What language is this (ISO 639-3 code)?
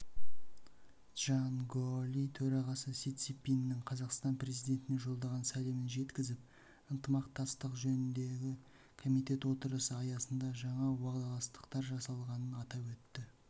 kaz